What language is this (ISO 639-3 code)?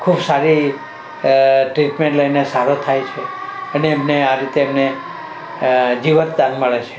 guj